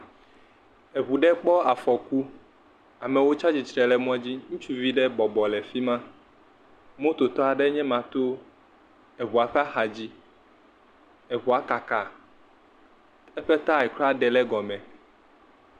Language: Ewe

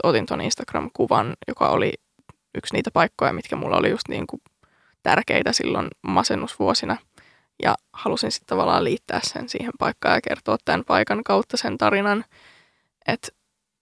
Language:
Finnish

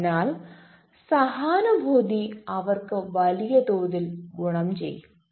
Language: Malayalam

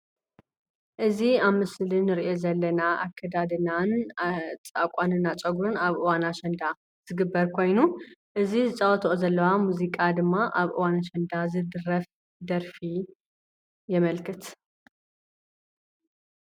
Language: Tigrinya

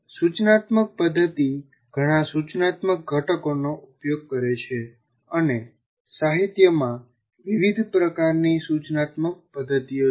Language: Gujarati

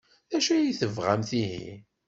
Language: Kabyle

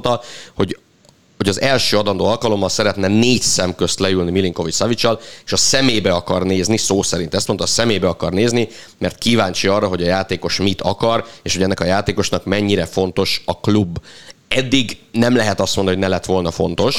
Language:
Hungarian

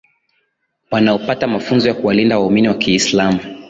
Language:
Swahili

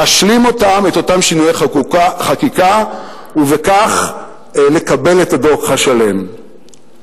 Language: Hebrew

